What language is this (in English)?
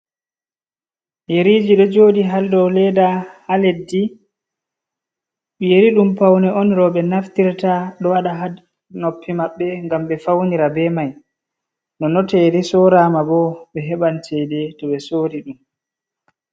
Fula